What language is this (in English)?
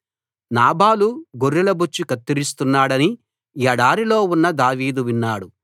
Telugu